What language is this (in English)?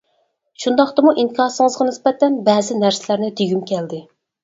Uyghur